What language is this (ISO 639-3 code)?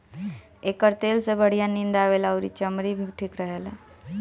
bho